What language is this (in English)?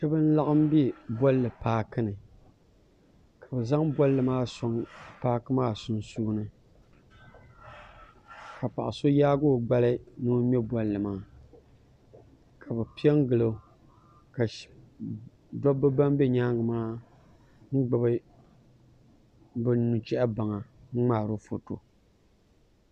Dagbani